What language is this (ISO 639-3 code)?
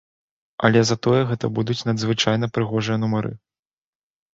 bel